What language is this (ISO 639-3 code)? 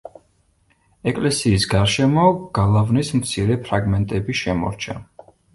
kat